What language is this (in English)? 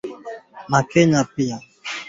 Swahili